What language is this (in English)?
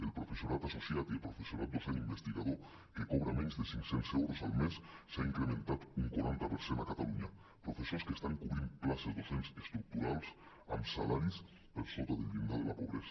Catalan